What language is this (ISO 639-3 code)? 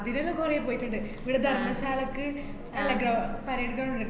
mal